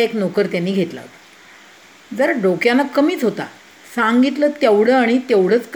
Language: Marathi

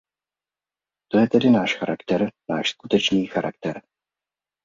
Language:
Czech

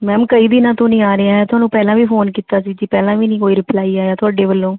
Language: Punjabi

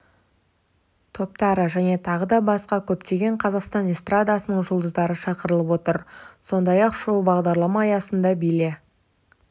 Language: Kazakh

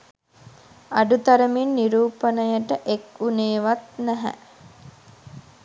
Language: Sinhala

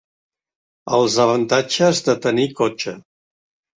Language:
Catalan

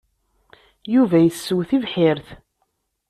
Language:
Kabyle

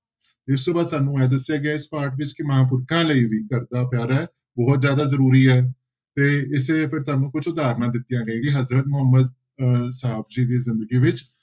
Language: Punjabi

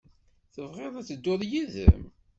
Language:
Kabyle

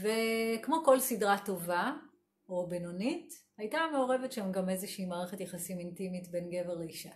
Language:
Hebrew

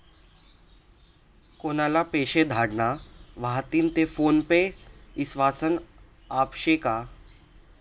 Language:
Marathi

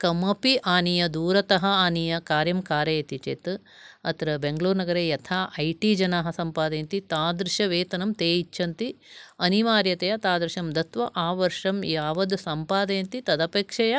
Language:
Sanskrit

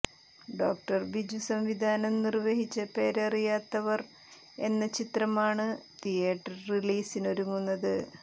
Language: Malayalam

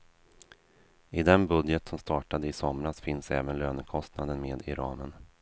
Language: Swedish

